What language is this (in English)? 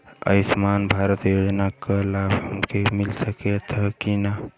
Bhojpuri